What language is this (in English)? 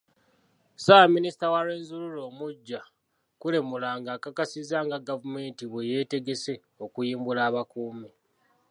Ganda